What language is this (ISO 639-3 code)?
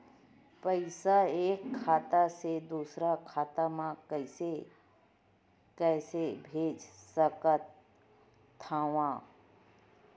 hne